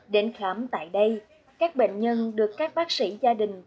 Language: Vietnamese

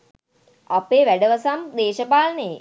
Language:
Sinhala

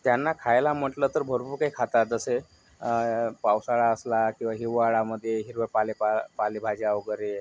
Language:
Marathi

